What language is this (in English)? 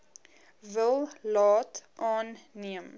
Afrikaans